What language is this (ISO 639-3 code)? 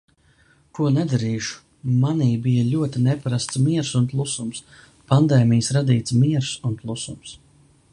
lav